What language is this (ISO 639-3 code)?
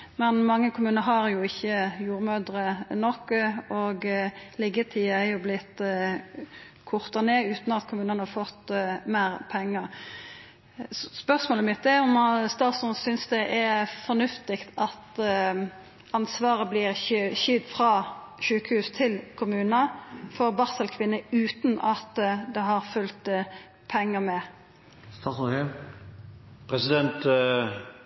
nno